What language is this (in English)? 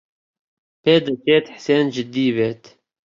Central Kurdish